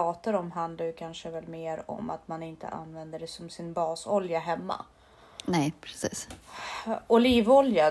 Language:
Swedish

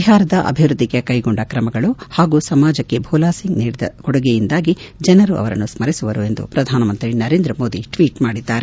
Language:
Kannada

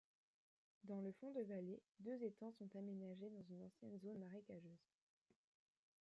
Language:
French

